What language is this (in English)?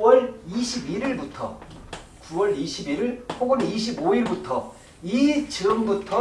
Korean